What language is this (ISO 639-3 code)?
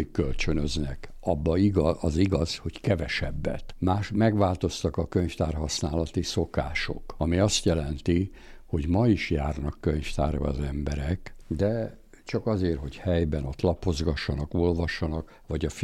hun